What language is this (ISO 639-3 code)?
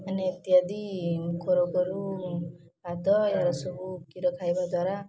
ori